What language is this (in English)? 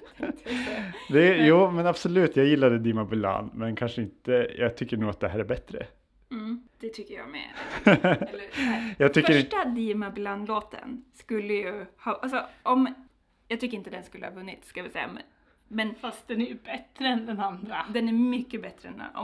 Swedish